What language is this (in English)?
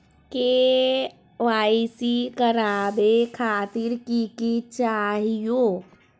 Magahi